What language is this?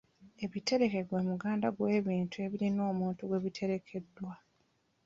Ganda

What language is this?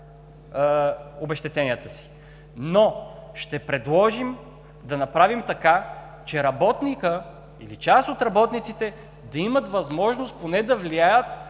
Bulgarian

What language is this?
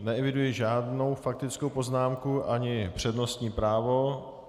Czech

